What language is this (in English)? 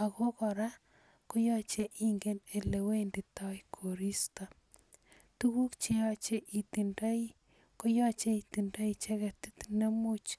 Kalenjin